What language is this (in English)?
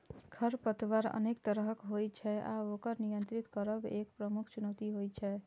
Maithili